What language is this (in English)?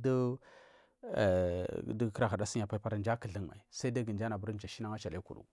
Marghi South